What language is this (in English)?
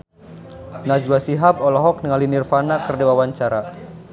Sundanese